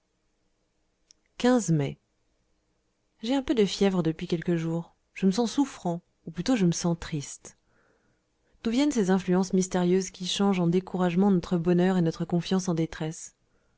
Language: French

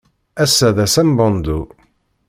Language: Kabyle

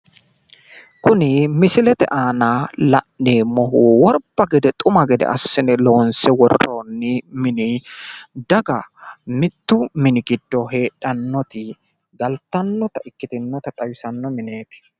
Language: Sidamo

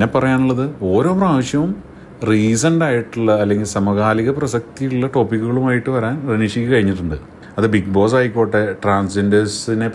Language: Malayalam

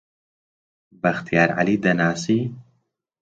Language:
Central Kurdish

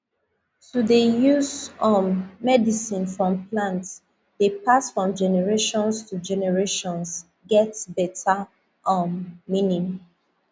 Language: Nigerian Pidgin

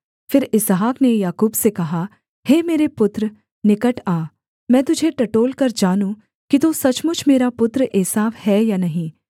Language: Hindi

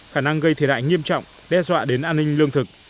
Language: Vietnamese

